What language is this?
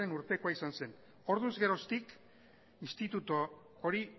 Basque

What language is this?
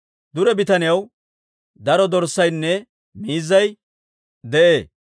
Dawro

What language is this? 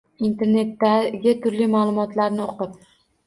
Uzbek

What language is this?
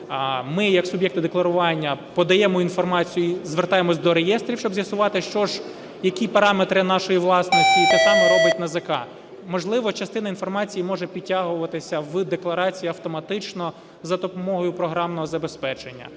Ukrainian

